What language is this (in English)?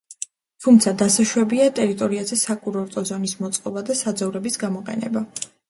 Georgian